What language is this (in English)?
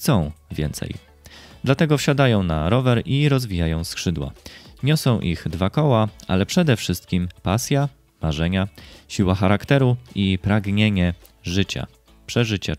Polish